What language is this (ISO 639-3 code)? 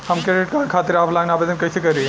bho